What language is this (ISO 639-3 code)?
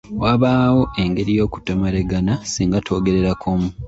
lug